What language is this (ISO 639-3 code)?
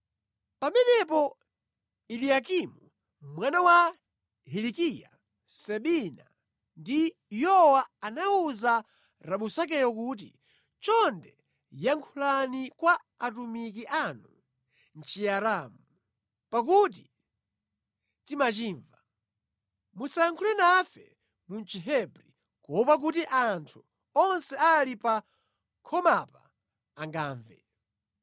nya